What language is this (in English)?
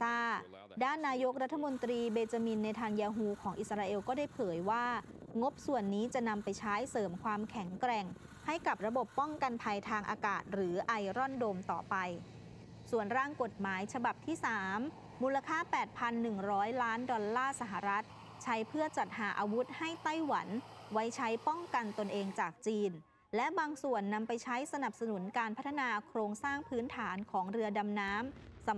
Thai